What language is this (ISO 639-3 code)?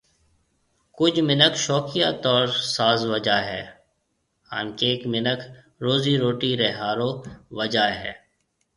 mve